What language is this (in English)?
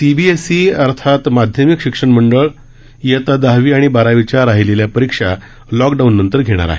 Marathi